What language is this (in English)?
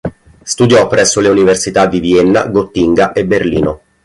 Italian